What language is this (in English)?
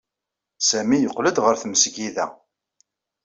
Kabyle